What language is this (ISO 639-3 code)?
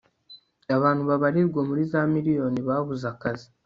kin